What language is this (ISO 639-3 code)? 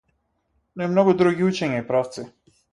mkd